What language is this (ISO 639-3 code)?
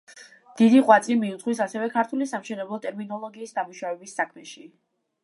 kat